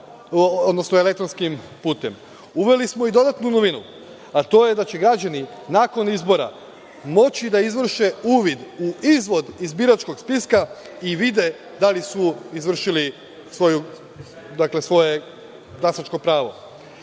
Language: Serbian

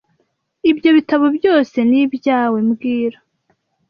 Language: Kinyarwanda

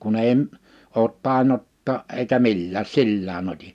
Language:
Finnish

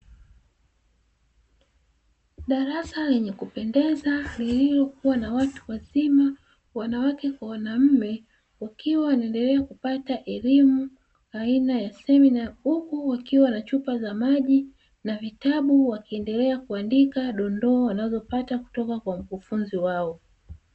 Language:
Swahili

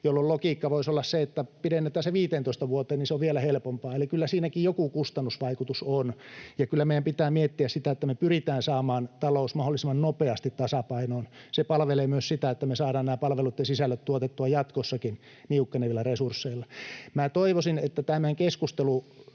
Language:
Finnish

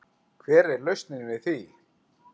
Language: Icelandic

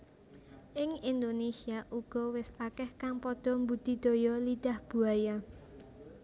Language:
Javanese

